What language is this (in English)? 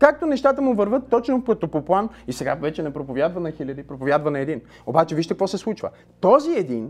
Bulgarian